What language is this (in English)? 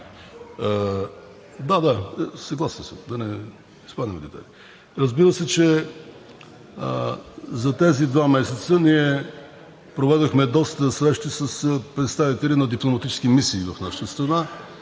Bulgarian